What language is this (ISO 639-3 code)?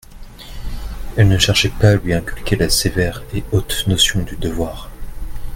fra